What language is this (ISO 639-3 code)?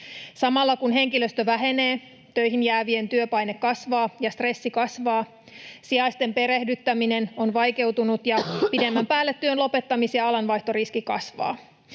fin